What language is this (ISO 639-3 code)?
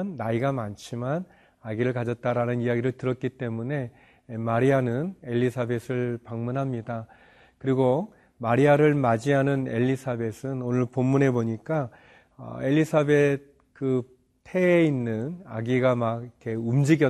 kor